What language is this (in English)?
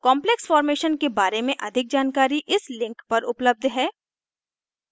Hindi